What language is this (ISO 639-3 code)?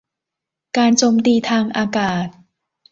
tha